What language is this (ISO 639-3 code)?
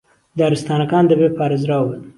ckb